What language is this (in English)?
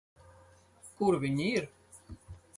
Latvian